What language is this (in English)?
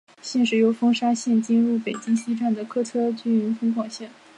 Chinese